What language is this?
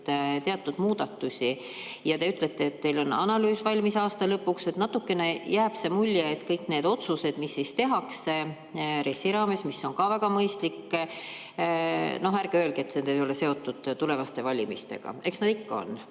Estonian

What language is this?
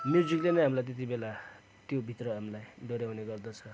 Nepali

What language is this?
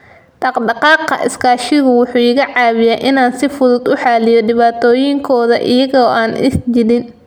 Somali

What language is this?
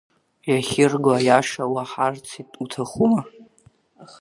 Abkhazian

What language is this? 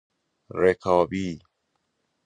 Persian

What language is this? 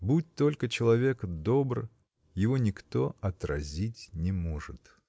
Russian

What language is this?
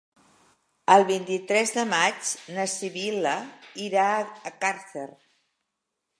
Catalan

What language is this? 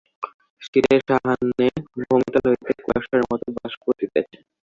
Bangla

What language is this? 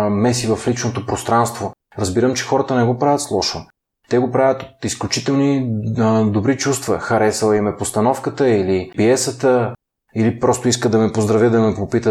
Bulgarian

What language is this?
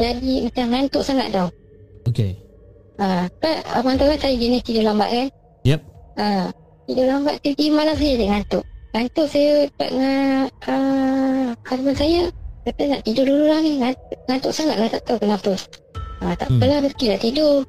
Malay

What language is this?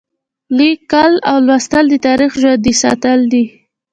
Pashto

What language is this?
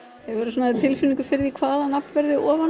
Icelandic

